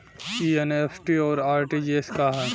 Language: Bhojpuri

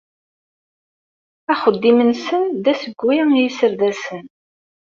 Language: Kabyle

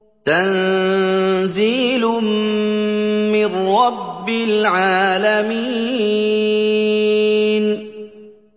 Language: Arabic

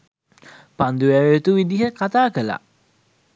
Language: Sinhala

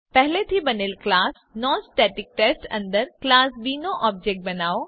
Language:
Gujarati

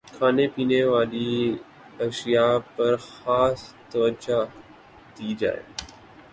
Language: Urdu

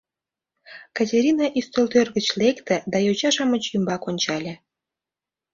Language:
Mari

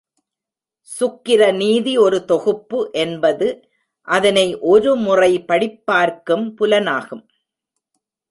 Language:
Tamil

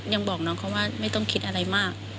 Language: Thai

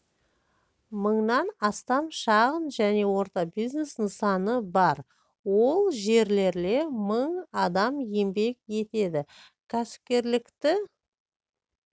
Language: Kazakh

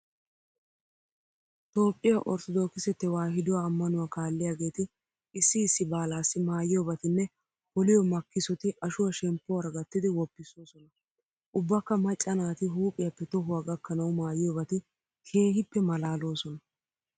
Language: Wolaytta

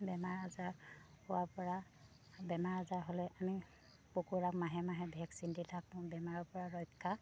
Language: Assamese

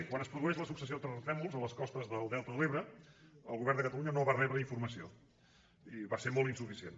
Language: Catalan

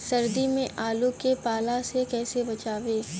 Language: Bhojpuri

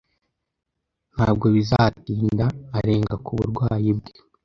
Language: Kinyarwanda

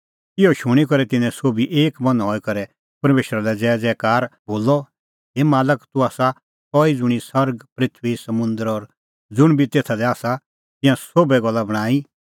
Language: Kullu Pahari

